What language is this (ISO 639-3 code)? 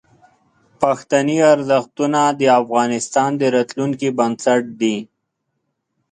pus